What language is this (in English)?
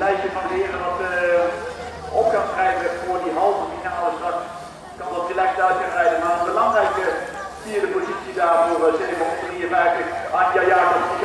Dutch